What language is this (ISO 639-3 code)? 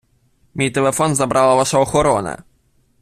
ukr